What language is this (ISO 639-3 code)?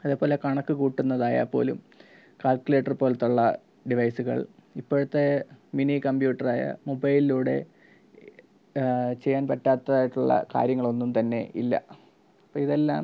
mal